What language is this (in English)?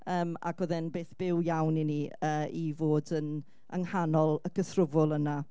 Welsh